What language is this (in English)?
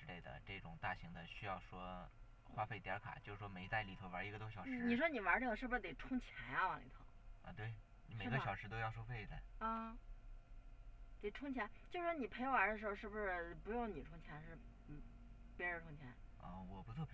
Chinese